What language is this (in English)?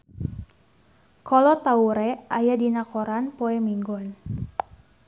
Sundanese